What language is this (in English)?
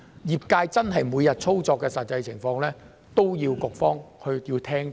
Cantonese